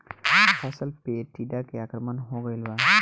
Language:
Bhojpuri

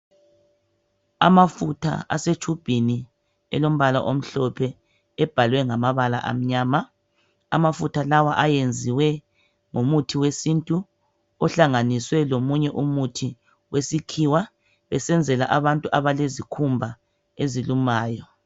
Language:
North Ndebele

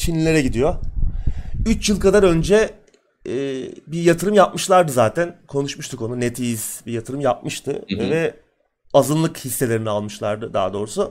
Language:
Turkish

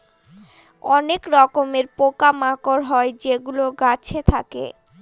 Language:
Bangla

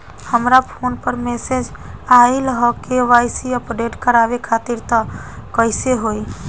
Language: Bhojpuri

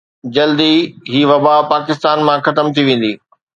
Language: Sindhi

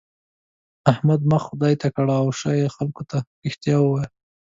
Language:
Pashto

